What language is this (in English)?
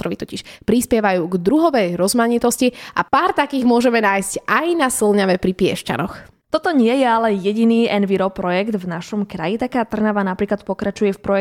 Slovak